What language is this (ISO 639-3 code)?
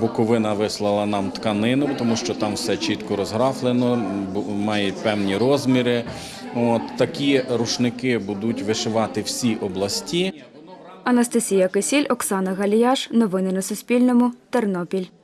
ukr